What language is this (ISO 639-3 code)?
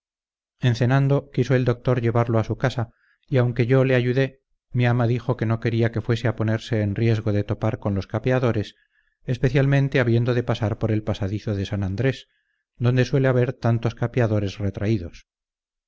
spa